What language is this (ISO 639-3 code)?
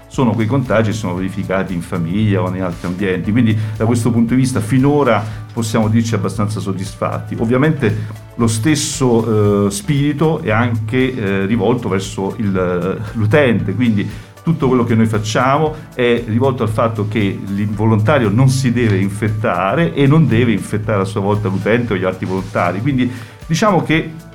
ita